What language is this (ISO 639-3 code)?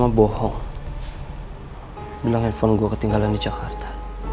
ind